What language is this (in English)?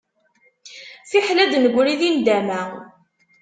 Kabyle